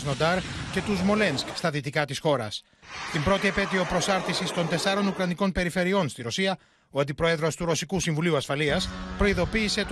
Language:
Greek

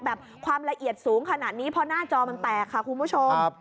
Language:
Thai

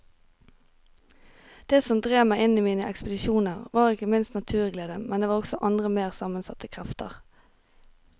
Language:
Norwegian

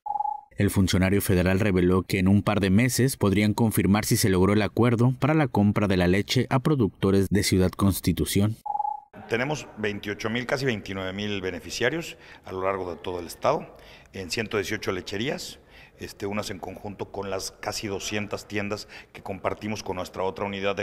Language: Spanish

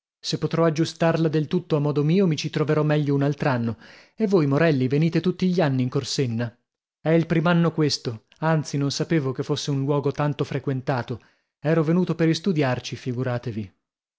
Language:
Italian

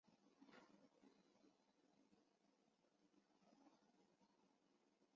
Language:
Chinese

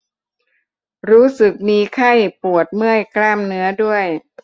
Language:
Thai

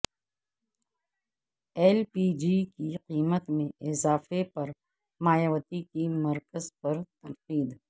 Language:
Urdu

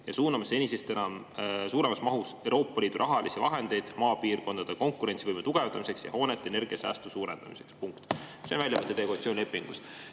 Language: Estonian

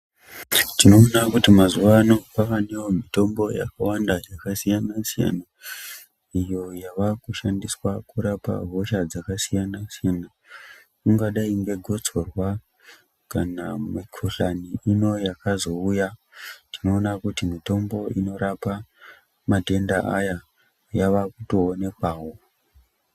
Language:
Ndau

